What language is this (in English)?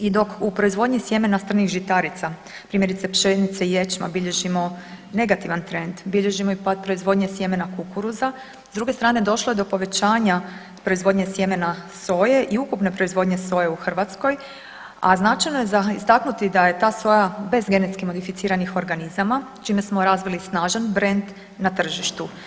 Croatian